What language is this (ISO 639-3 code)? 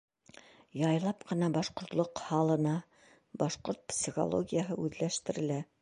bak